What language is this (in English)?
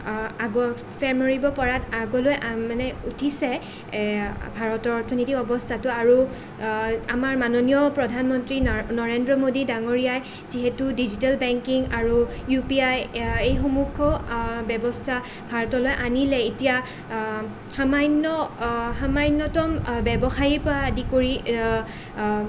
Assamese